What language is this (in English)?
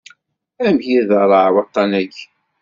Kabyle